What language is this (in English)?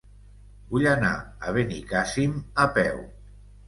Catalan